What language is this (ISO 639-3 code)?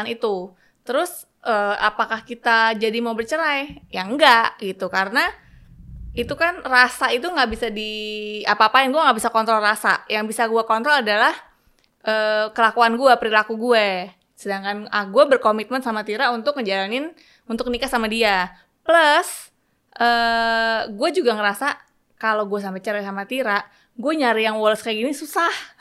ind